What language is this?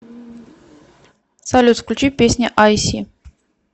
Russian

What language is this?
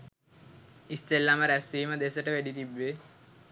Sinhala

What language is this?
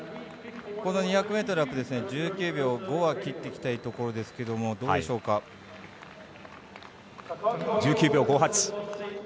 Japanese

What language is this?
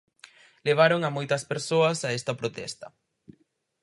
Galician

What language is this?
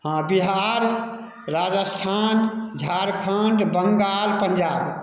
Maithili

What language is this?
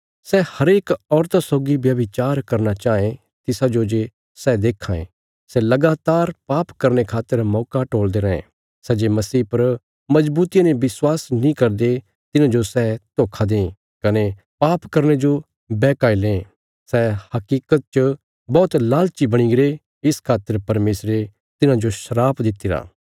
Bilaspuri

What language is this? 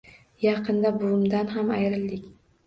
Uzbek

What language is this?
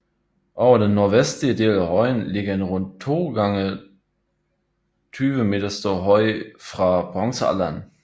Danish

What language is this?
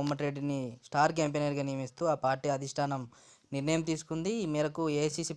Indonesian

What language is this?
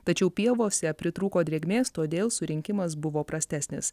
Lithuanian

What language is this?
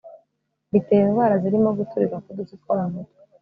Kinyarwanda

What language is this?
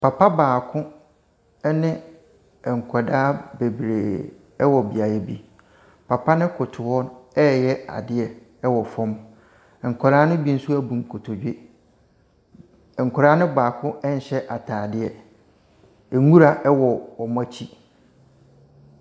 Akan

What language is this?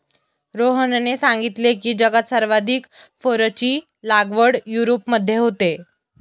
Marathi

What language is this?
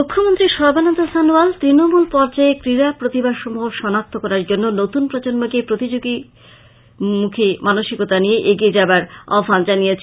Bangla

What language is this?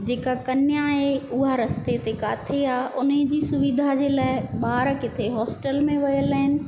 Sindhi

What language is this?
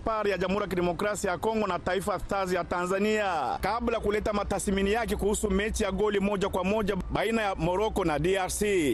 Swahili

